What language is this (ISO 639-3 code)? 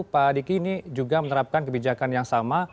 ind